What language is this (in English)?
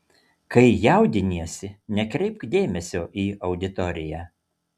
Lithuanian